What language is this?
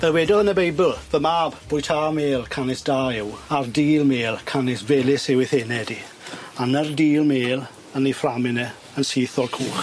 Welsh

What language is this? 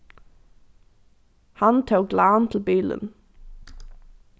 Faroese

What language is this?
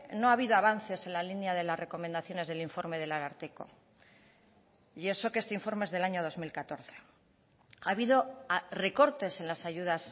Spanish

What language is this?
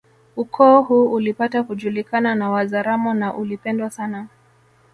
Swahili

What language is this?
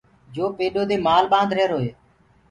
Gurgula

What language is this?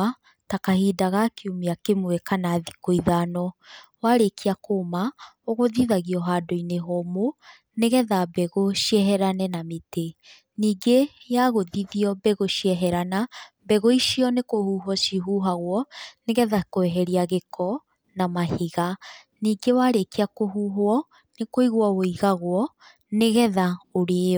Kikuyu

